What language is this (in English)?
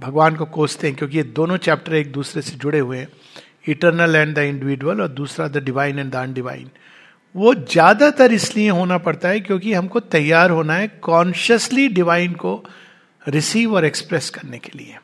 Hindi